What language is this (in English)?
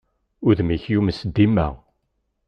Kabyle